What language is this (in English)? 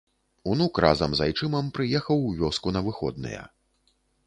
Belarusian